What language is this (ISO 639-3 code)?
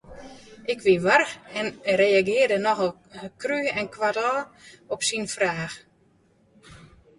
fry